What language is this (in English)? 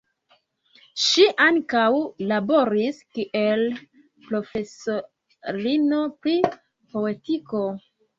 Esperanto